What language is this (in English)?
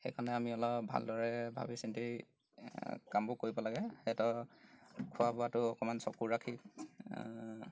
Assamese